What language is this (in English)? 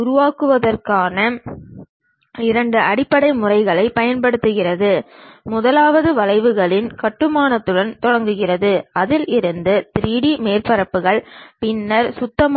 Tamil